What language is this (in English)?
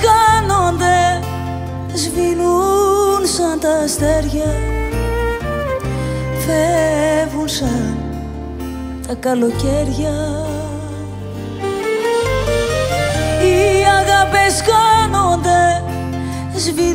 Greek